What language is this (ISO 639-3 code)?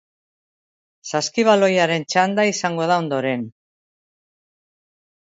eus